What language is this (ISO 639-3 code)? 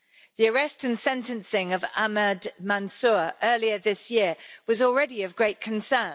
eng